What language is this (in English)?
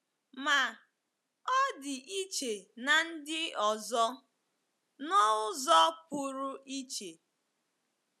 Igbo